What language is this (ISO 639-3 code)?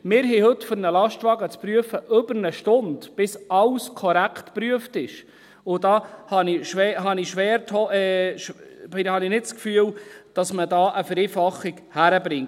gsw